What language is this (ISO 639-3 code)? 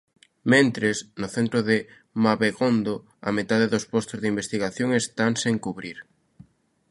glg